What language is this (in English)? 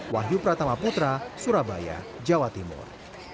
Indonesian